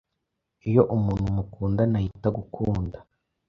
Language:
Kinyarwanda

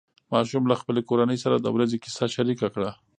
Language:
Pashto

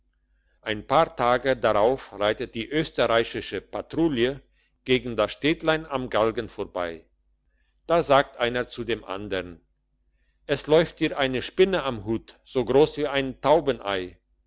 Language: German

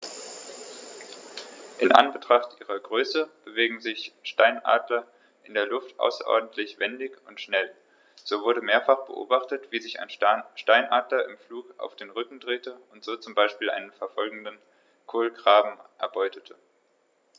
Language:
German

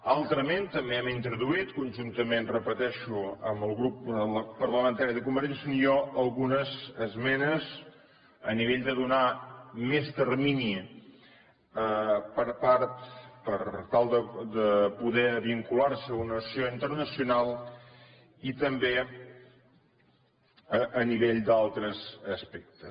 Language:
Catalan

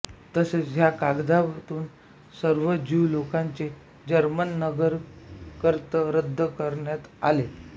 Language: Marathi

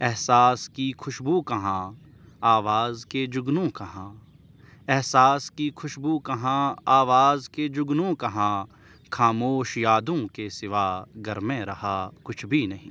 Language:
Urdu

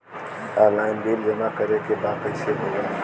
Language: Bhojpuri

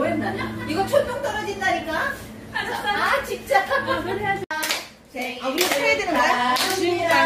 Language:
Korean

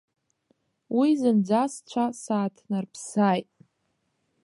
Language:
Abkhazian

